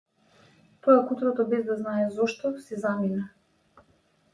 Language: Macedonian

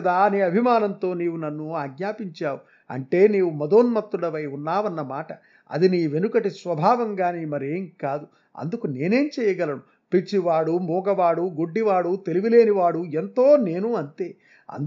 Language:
Telugu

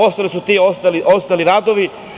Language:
Serbian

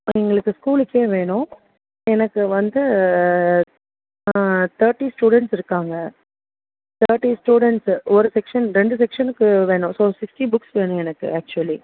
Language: Tamil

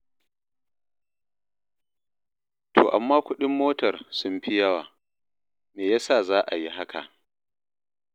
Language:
Hausa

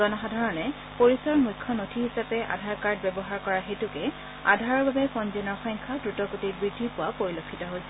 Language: Assamese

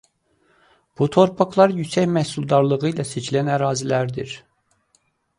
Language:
Azerbaijani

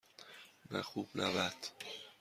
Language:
Persian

